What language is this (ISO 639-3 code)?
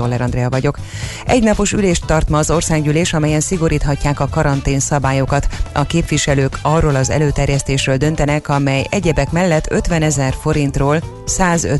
hun